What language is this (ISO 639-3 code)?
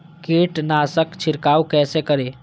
mai